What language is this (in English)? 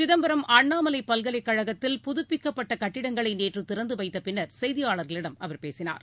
Tamil